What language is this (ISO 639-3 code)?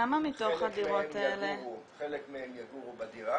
heb